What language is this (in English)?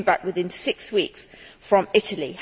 English